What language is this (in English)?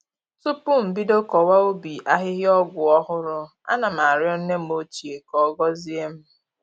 Igbo